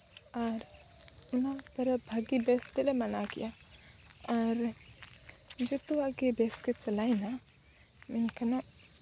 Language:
Santali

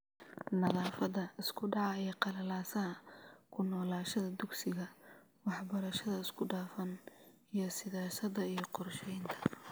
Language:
Somali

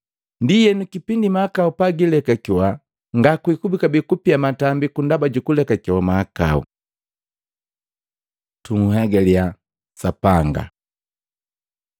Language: Matengo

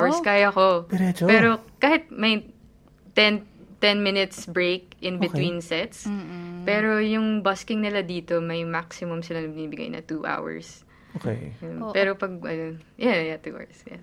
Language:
Filipino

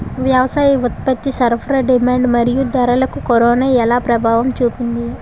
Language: Telugu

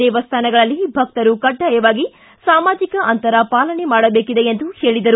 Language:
Kannada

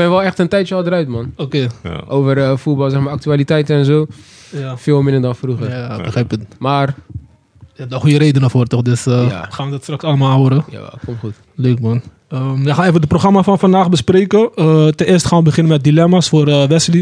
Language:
Dutch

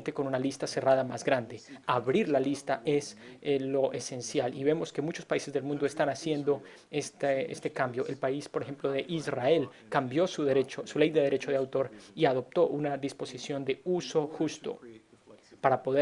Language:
Spanish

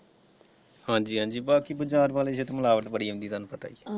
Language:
Punjabi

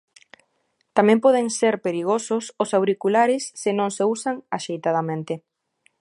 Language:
Galician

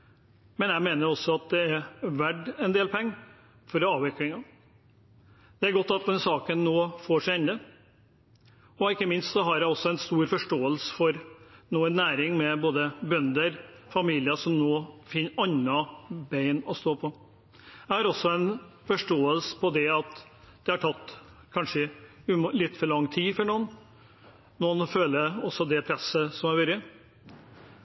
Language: Norwegian Bokmål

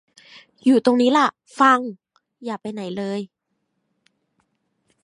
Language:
Thai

